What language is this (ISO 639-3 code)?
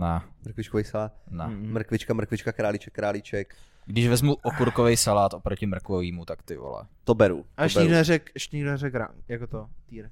ces